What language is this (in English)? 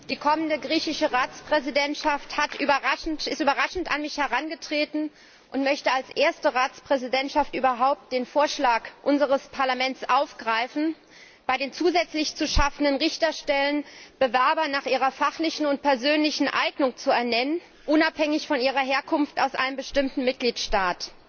German